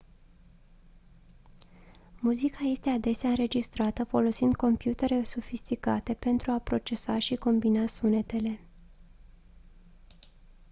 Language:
Romanian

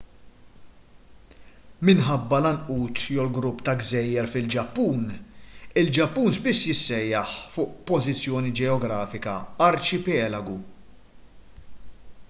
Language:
Maltese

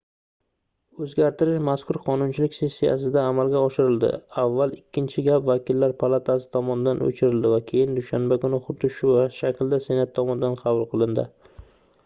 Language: Uzbek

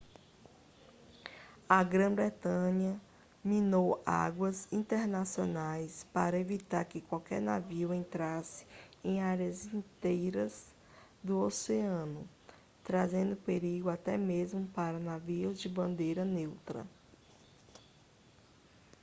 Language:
Portuguese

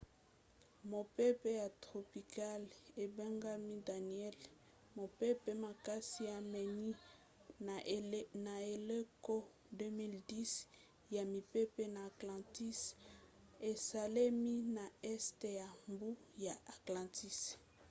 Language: Lingala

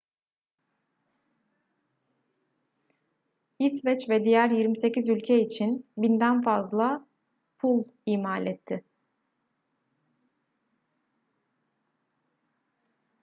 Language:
Turkish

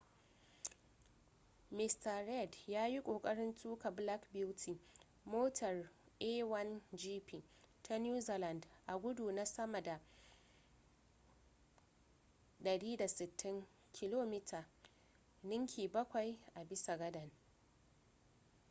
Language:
Hausa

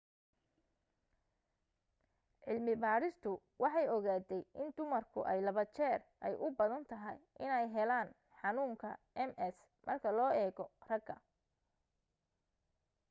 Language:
Somali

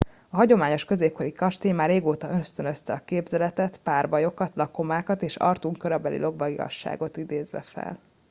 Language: Hungarian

